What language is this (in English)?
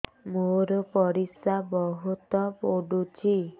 Odia